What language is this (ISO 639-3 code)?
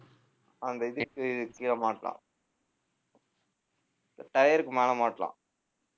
tam